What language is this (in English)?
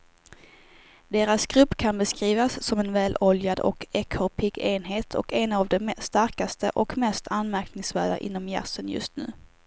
Swedish